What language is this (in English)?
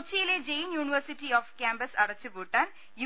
Malayalam